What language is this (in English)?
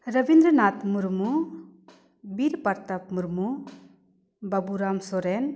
Santali